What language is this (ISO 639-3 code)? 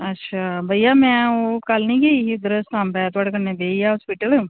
doi